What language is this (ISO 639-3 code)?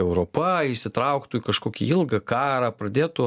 lit